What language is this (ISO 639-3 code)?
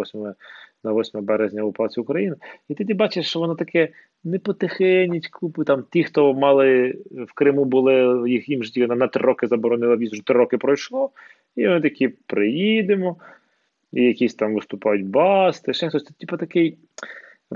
ukr